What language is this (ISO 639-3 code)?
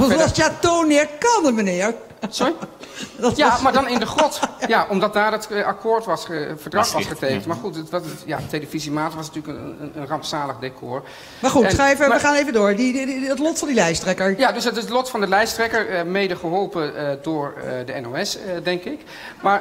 nld